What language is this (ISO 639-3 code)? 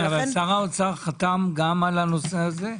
heb